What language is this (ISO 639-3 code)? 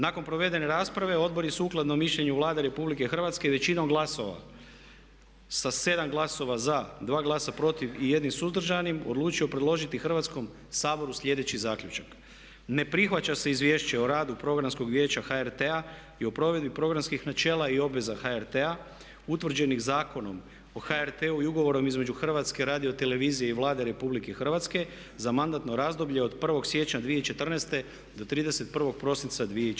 hrv